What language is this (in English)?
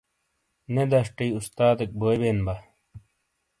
Shina